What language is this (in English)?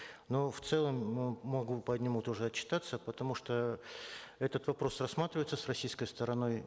Kazakh